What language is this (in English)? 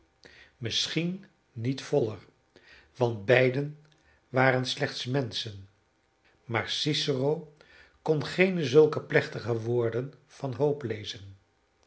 Dutch